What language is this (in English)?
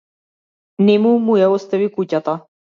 Macedonian